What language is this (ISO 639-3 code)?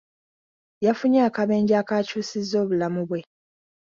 lug